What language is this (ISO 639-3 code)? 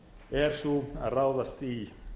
isl